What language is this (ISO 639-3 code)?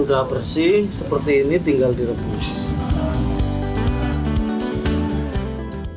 ind